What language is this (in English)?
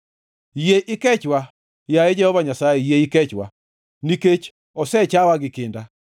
Luo (Kenya and Tanzania)